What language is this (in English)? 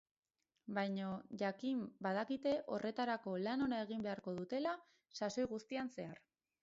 Basque